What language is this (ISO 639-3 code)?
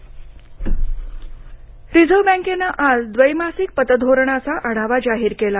mar